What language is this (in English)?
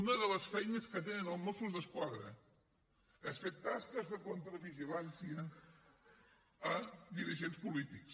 Catalan